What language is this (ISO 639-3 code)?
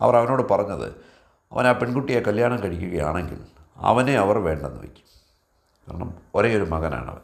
mal